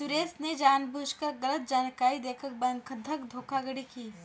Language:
Hindi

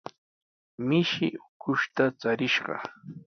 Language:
Sihuas Ancash Quechua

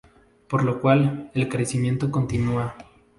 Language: Spanish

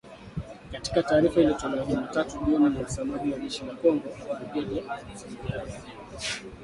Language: Swahili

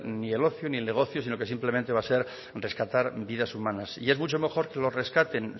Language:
Spanish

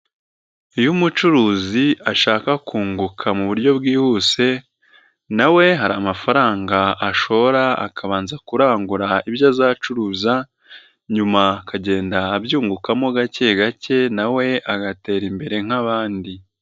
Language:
Kinyarwanda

